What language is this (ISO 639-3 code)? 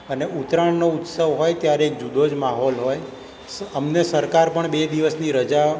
guj